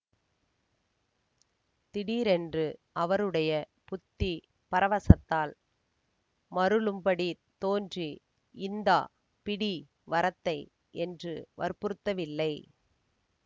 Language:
Tamil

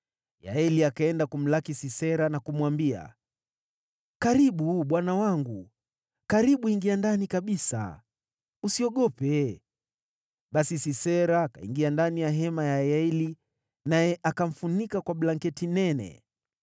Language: Swahili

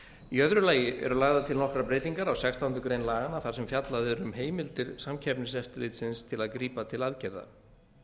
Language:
Icelandic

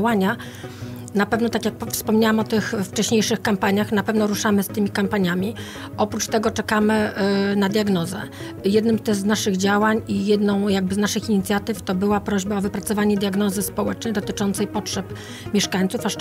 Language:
Polish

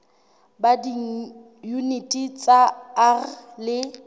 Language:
Southern Sotho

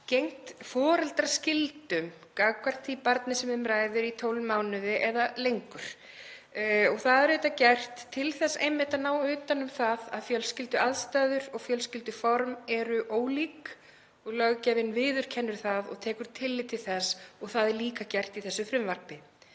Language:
Icelandic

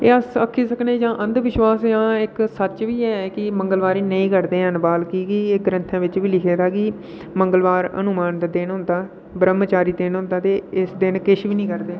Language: Dogri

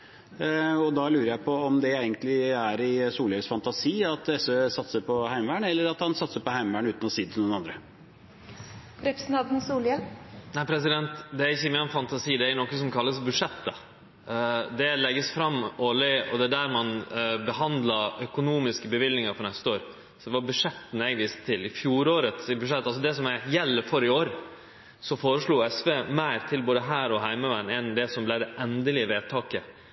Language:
Norwegian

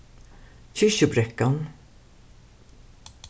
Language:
Faroese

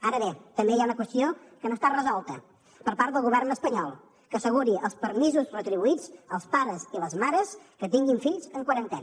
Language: Catalan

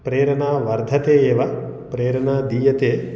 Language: Sanskrit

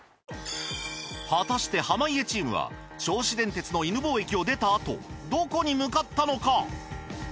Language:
Japanese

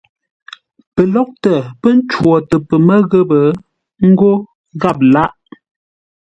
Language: Ngombale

